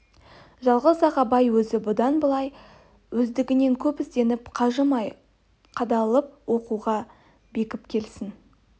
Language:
Kazakh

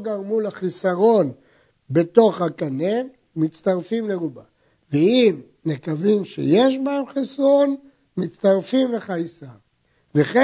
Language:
Hebrew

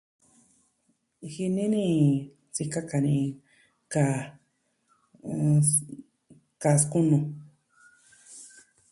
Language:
Southwestern Tlaxiaco Mixtec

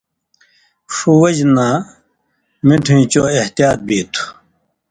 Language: Indus Kohistani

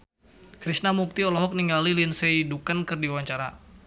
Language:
Sundanese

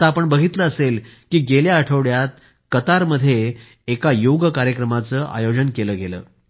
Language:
Marathi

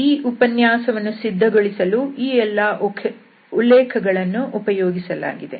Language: Kannada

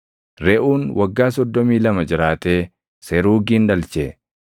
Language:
Oromo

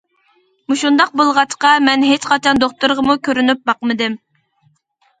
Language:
Uyghur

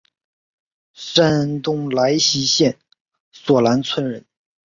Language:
Chinese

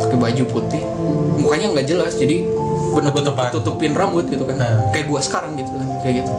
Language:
Indonesian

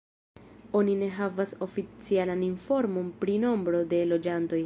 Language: Esperanto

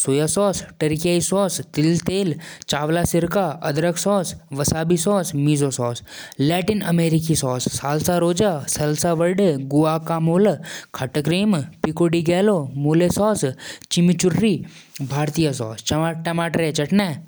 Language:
Jaunsari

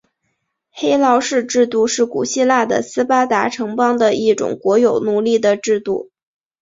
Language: Chinese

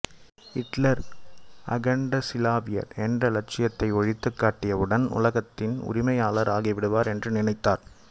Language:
Tamil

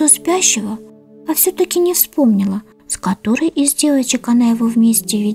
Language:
Russian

